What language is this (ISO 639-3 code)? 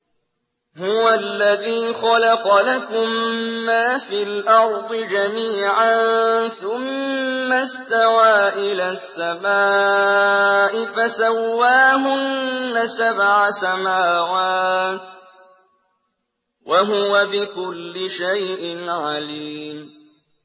ara